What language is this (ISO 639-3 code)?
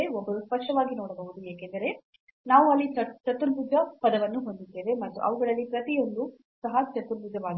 kan